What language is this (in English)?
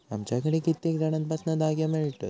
Marathi